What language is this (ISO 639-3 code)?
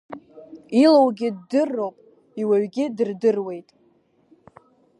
abk